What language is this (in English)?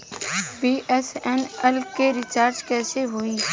Bhojpuri